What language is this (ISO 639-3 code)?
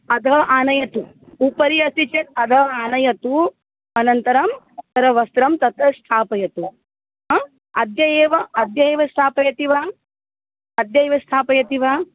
san